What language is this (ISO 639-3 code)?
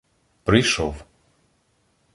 ukr